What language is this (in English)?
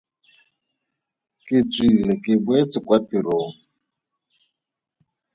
Tswana